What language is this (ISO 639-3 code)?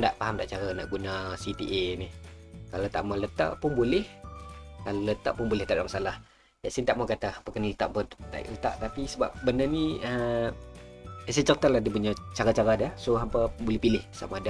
msa